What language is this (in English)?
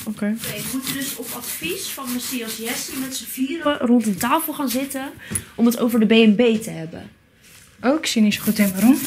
Dutch